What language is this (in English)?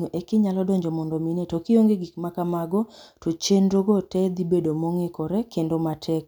Luo (Kenya and Tanzania)